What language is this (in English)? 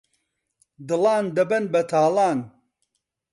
Central Kurdish